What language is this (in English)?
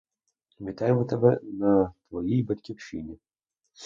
Ukrainian